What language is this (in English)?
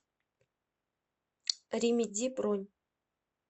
Russian